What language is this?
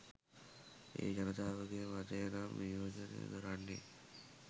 Sinhala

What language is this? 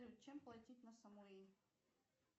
Russian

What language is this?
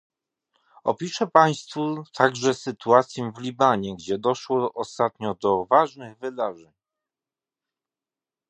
Polish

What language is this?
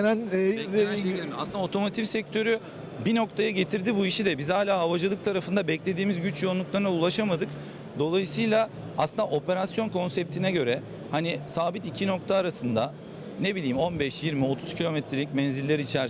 Turkish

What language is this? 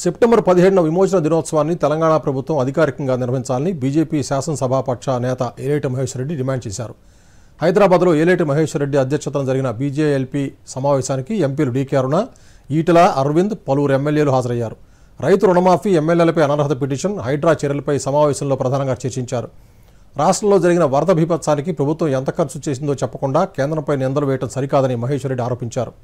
Telugu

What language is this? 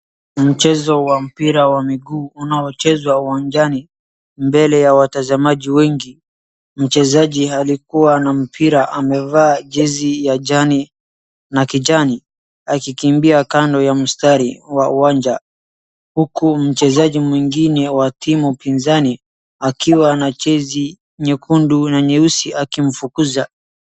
Swahili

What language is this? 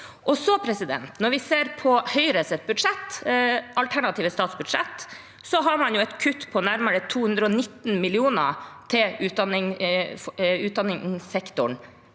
Norwegian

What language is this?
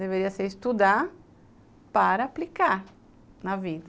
Portuguese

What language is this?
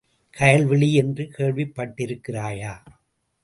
Tamil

